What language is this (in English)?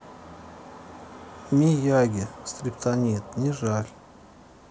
Russian